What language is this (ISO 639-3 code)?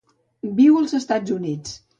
cat